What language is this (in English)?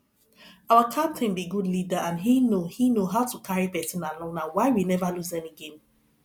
Nigerian Pidgin